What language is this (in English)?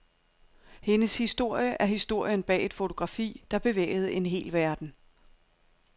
Danish